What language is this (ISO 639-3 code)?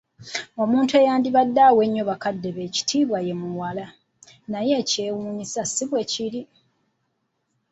lug